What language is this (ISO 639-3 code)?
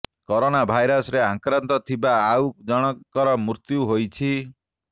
ori